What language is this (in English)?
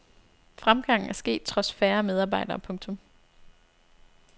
Danish